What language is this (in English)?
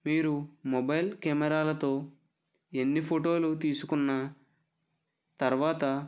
Telugu